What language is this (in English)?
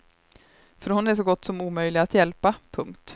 Swedish